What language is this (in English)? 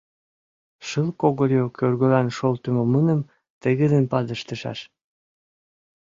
Mari